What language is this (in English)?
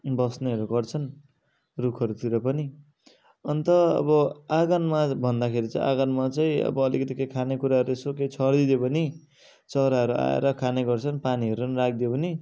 Nepali